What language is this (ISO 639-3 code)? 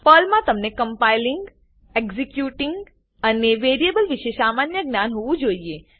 guj